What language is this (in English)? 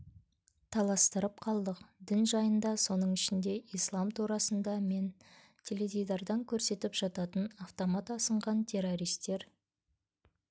Kazakh